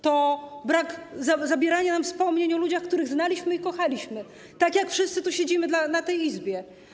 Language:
Polish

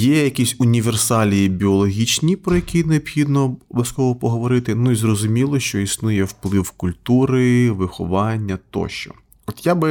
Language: Ukrainian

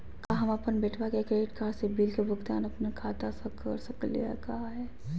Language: Magahi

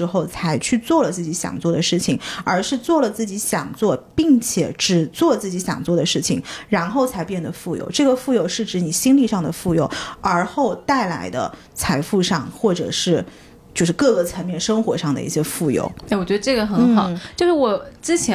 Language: Chinese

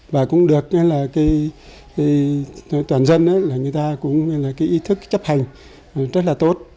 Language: Vietnamese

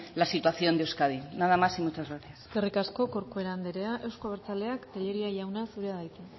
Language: Basque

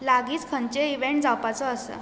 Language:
Konkani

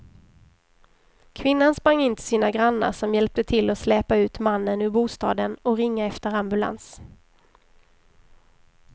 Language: Swedish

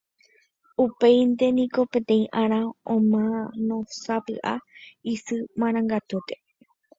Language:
Guarani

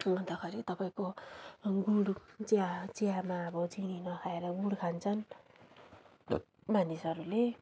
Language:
Nepali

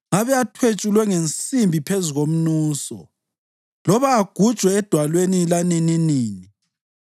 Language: North Ndebele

